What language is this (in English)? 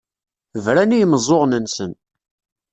Kabyle